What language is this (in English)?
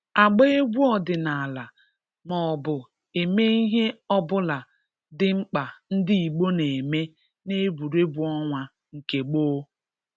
Igbo